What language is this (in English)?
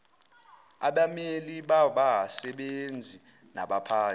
Zulu